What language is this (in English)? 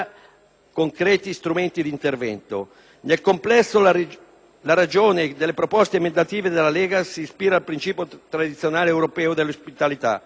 Italian